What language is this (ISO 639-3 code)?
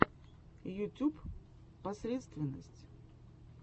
rus